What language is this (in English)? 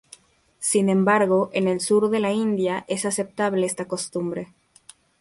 Spanish